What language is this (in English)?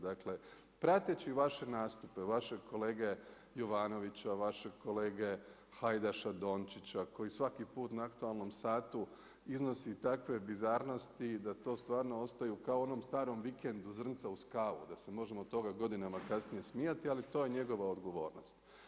Croatian